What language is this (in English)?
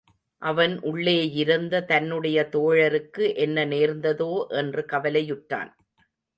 Tamil